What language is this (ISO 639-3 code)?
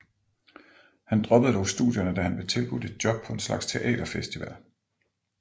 dan